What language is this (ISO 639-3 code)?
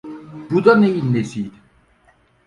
tur